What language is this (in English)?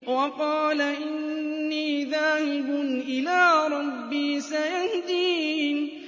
Arabic